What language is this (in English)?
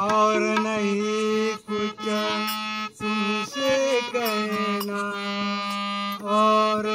Arabic